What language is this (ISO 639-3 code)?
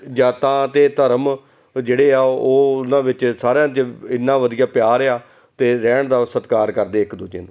pan